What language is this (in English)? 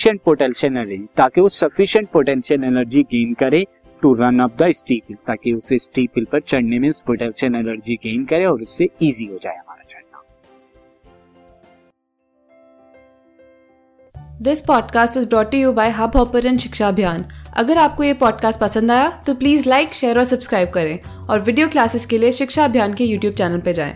Hindi